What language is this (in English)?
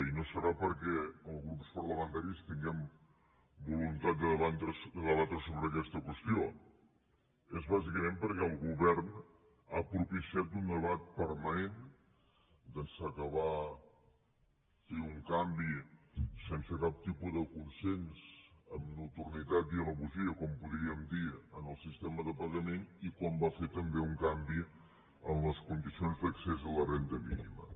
Catalan